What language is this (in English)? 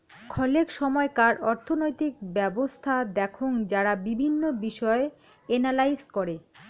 Bangla